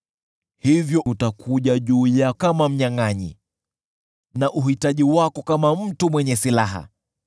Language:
Swahili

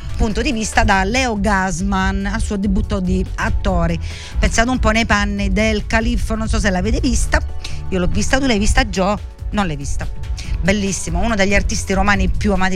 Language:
Italian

